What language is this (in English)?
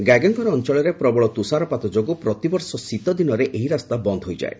Odia